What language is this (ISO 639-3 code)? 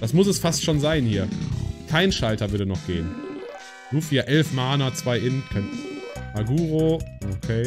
deu